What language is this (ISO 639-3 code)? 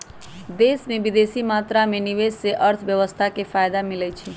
mag